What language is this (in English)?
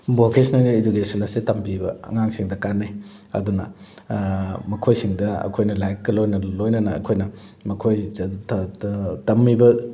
Manipuri